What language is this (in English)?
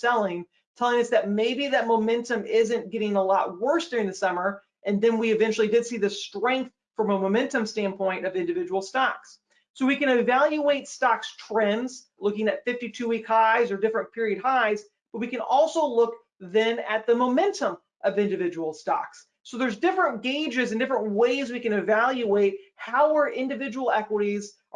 English